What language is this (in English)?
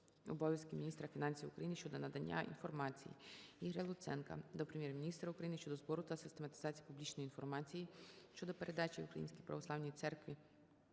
Ukrainian